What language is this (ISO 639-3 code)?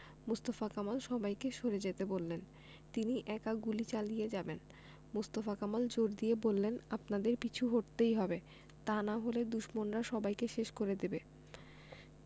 ben